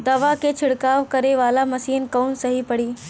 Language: Bhojpuri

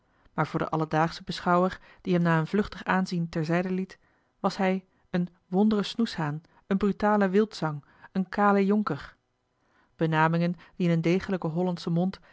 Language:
Dutch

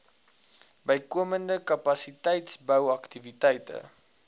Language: Afrikaans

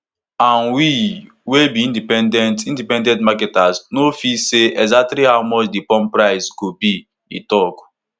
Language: Nigerian Pidgin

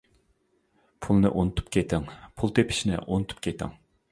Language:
Uyghur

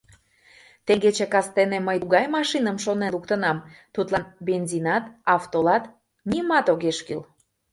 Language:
Mari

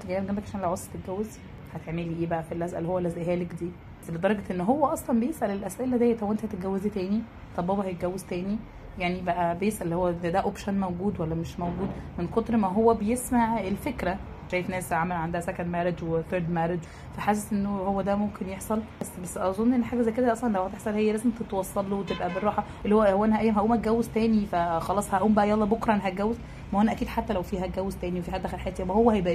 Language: Arabic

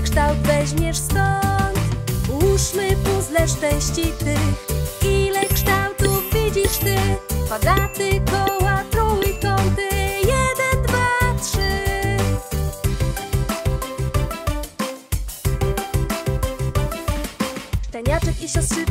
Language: Polish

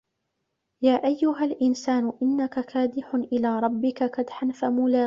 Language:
Arabic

